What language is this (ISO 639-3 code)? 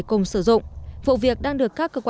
vie